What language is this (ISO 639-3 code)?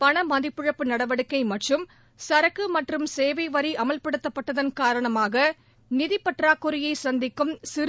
tam